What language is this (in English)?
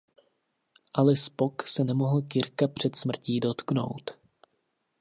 Czech